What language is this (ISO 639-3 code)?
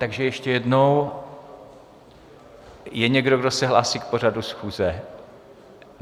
ces